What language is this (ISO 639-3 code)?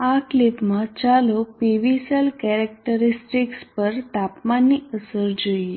guj